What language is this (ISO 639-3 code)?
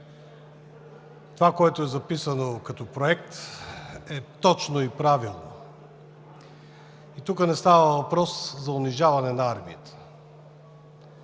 bul